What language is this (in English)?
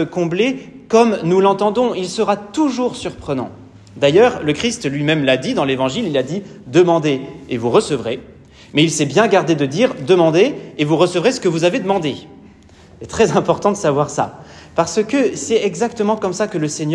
French